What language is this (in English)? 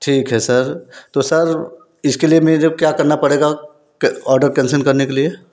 Hindi